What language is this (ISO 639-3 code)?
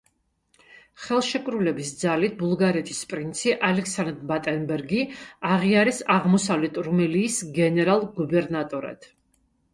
kat